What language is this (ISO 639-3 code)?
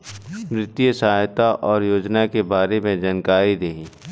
bho